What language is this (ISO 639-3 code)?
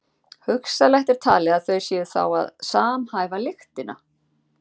isl